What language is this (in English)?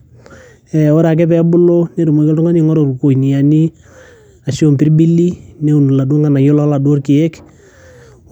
Masai